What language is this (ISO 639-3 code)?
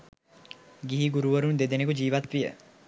sin